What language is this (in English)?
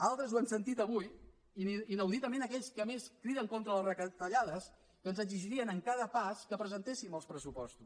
Catalan